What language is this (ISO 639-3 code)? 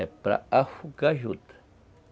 por